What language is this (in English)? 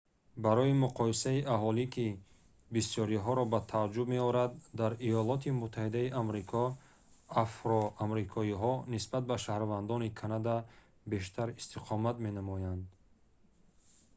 Tajik